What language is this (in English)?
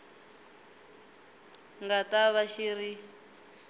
Tsonga